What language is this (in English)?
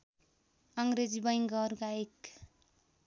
Nepali